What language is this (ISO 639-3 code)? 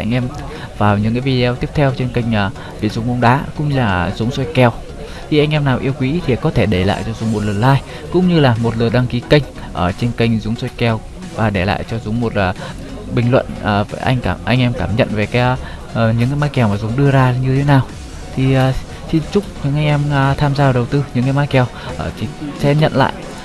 vie